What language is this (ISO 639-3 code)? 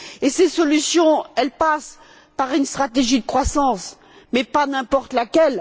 fra